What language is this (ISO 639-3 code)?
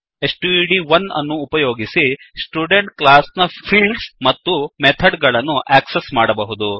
kan